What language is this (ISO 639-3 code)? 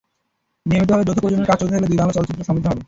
ben